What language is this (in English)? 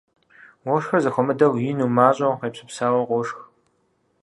Kabardian